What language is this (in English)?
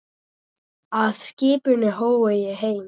Icelandic